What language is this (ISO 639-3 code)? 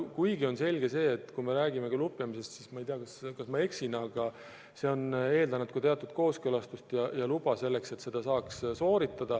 est